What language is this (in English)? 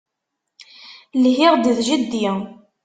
Kabyle